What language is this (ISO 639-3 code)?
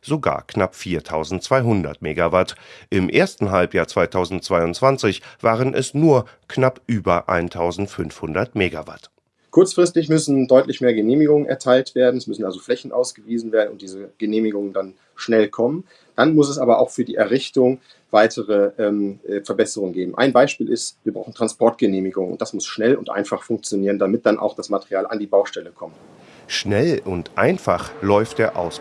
deu